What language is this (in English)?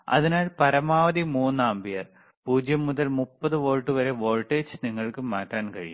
Malayalam